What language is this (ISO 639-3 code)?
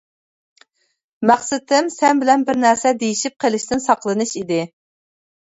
uig